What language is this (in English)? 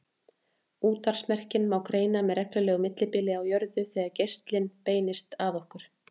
Icelandic